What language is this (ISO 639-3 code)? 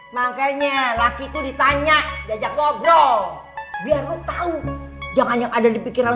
ind